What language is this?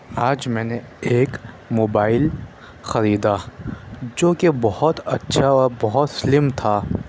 Urdu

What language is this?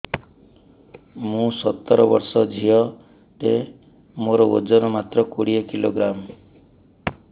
Odia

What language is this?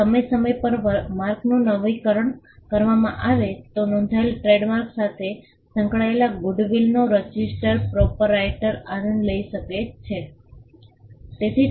Gujarati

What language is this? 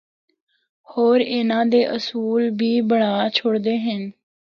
Northern Hindko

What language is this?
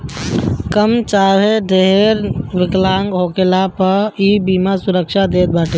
Bhojpuri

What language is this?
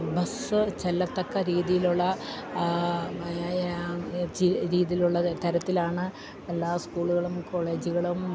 Malayalam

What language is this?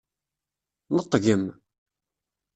Kabyle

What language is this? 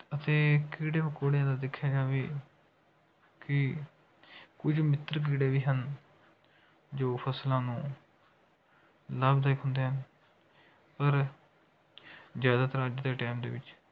Punjabi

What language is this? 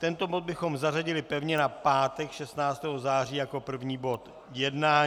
Czech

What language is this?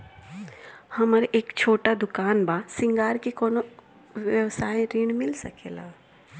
Bhojpuri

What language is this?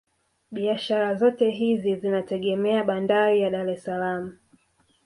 Swahili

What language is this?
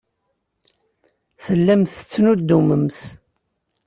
Kabyle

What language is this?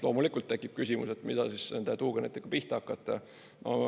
Estonian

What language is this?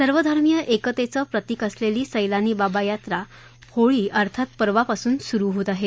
Marathi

